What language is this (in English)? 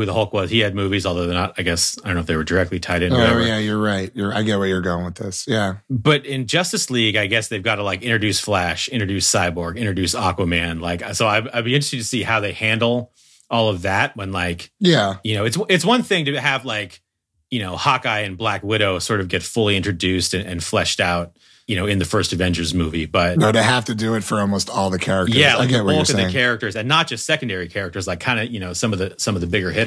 English